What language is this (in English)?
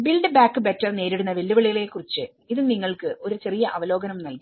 Malayalam